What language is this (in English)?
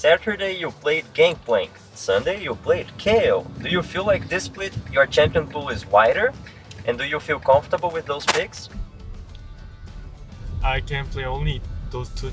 Portuguese